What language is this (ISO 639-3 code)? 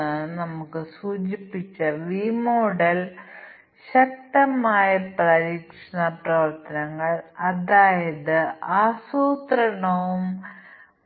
mal